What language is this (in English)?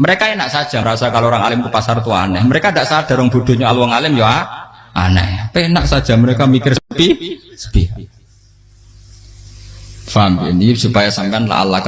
Indonesian